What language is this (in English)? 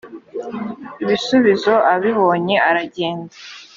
Kinyarwanda